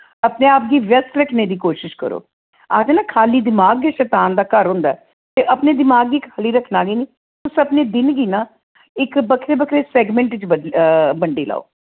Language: Dogri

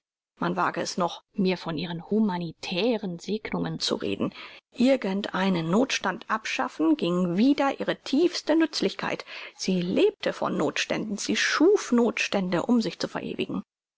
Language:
German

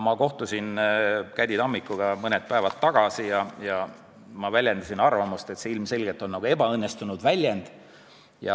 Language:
Estonian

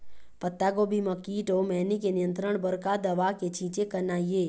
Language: Chhattisgarhi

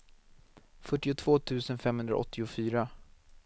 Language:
Swedish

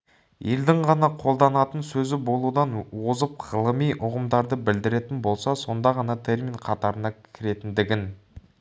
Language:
Kazakh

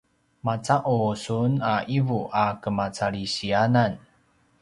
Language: Paiwan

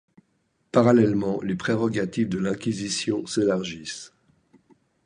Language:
French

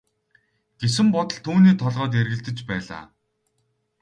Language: Mongolian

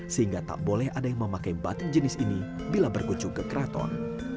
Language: Indonesian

